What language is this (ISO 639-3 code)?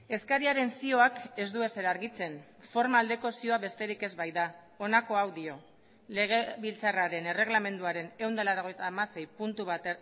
eus